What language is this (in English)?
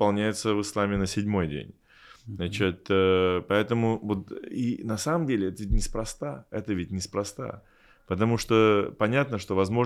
Russian